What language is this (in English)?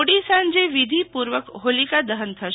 Gujarati